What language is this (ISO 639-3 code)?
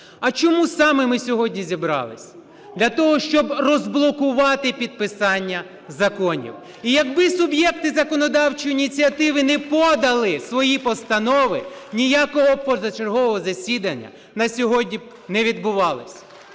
ukr